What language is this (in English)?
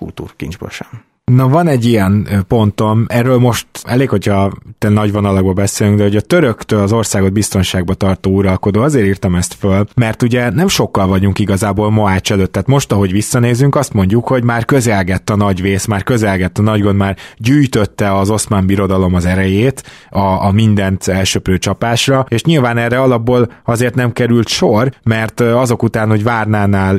Hungarian